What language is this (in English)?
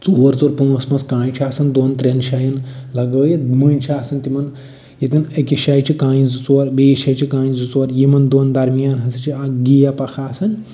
Kashmiri